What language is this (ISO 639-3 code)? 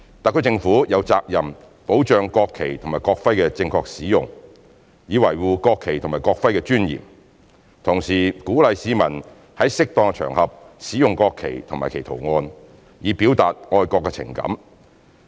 yue